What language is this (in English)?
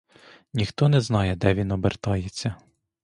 Ukrainian